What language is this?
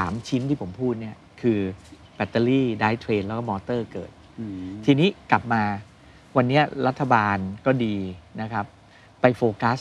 Thai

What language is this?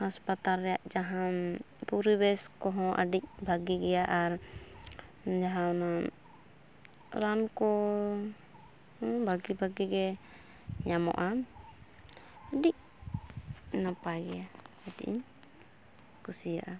Santali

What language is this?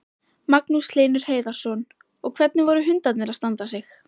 Icelandic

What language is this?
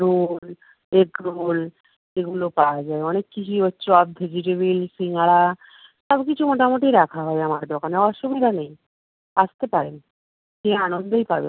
Bangla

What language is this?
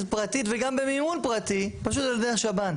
Hebrew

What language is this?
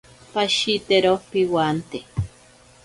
Ashéninka Perené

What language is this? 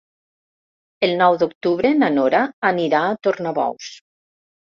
Catalan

